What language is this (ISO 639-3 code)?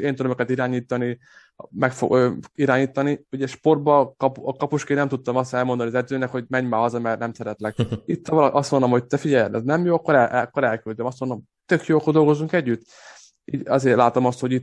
hun